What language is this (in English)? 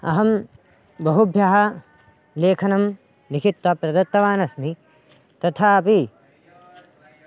Sanskrit